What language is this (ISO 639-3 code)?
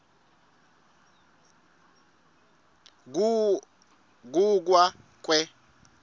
ssw